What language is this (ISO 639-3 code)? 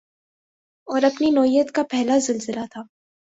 urd